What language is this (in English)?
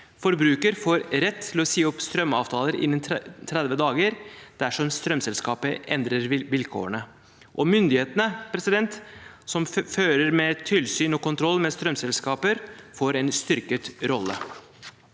Norwegian